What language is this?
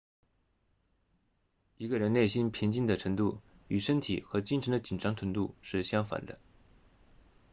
Chinese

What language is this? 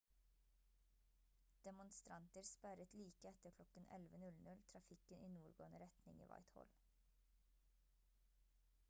Norwegian Bokmål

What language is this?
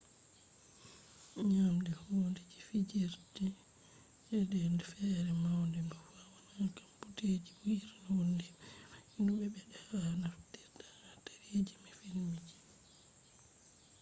Fula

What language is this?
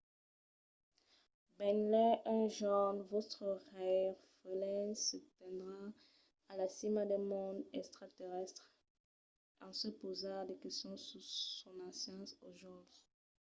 Occitan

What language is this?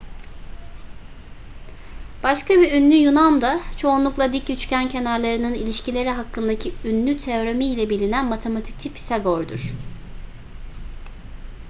Turkish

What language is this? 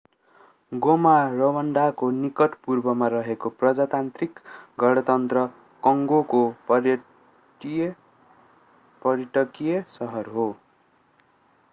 Nepali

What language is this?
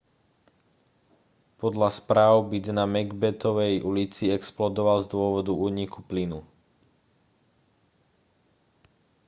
Slovak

